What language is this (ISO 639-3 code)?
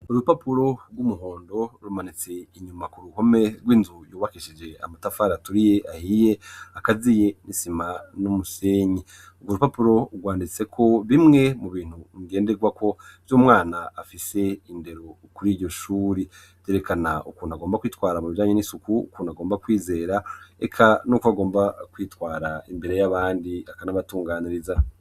run